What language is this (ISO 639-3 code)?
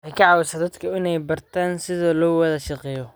som